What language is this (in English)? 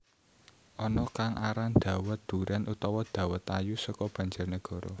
Javanese